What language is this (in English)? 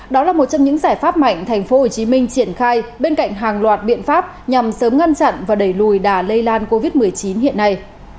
Vietnamese